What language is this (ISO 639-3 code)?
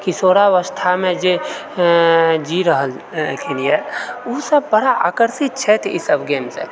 mai